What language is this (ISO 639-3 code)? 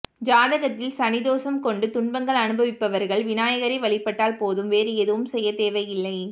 tam